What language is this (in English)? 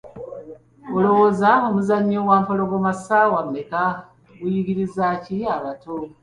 Ganda